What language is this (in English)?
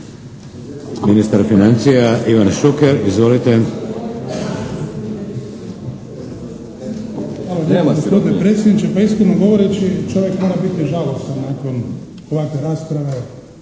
Croatian